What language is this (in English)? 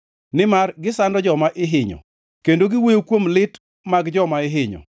Luo (Kenya and Tanzania)